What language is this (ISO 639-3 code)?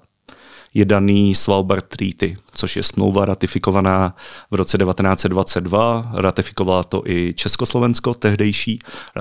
ces